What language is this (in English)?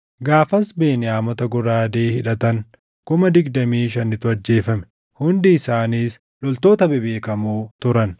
Oromo